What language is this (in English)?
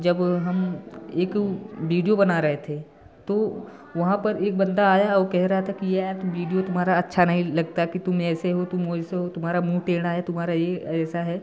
Hindi